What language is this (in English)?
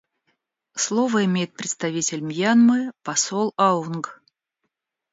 Russian